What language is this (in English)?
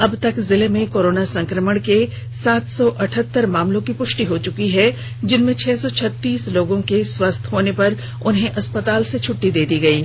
Hindi